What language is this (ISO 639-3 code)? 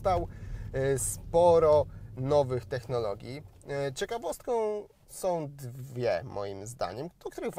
pol